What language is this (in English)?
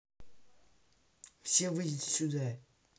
Russian